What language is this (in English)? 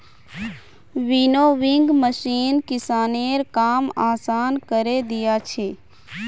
Magahi